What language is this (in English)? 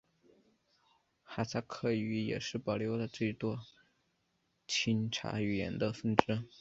Chinese